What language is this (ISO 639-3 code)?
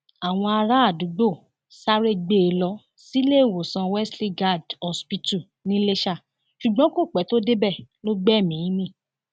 yor